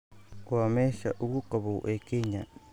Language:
Somali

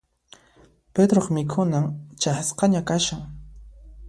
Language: Puno Quechua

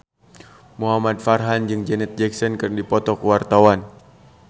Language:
Sundanese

